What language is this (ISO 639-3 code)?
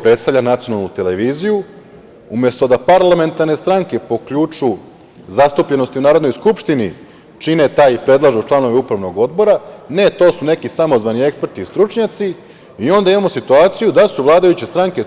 srp